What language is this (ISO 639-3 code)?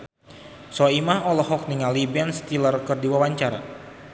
sun